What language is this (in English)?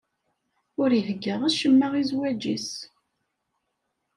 Kabyle